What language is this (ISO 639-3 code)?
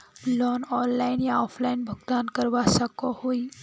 mag